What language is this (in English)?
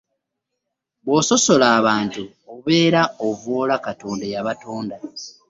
Ganda